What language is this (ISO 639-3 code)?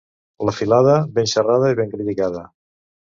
cat